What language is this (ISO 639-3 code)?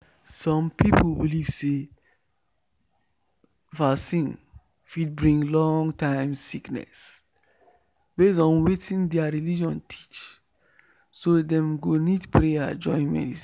pcm